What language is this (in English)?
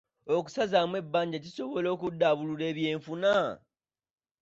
Ganda